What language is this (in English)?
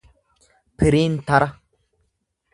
Oromo